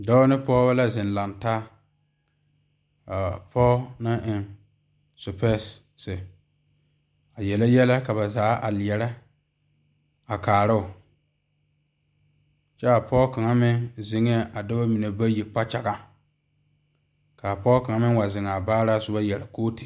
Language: Southern Dagaare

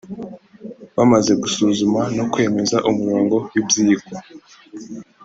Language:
Kinyarwanda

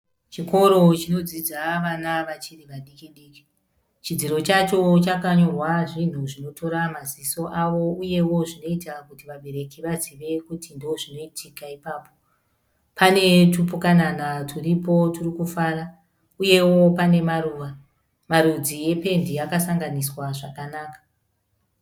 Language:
Shona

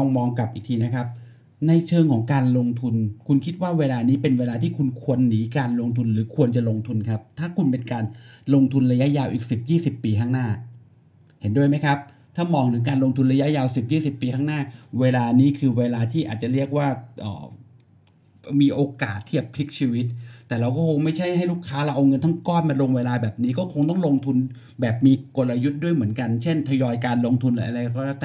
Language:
Thai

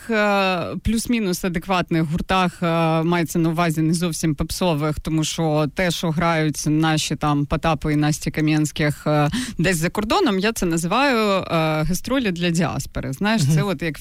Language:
Ukrainian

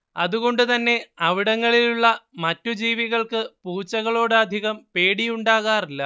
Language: Malayalam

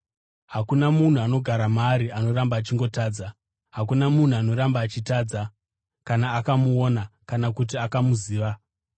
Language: Shona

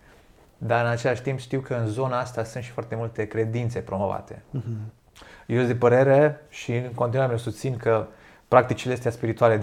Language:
Romanian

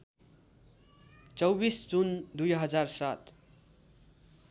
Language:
Nepali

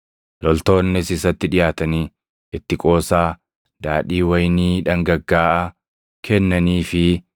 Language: Oromo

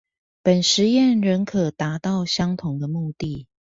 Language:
Chinese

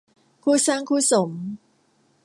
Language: Thai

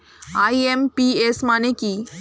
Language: Bangla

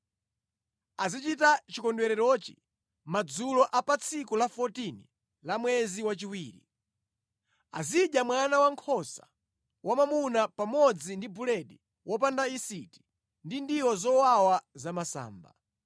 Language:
Nyanja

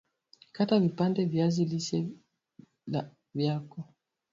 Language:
Swahili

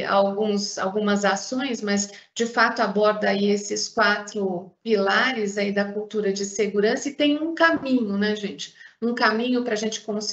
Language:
Portuguese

